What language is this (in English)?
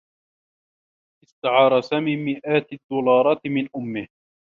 Arabic